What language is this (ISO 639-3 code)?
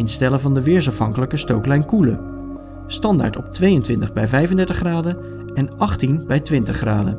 nld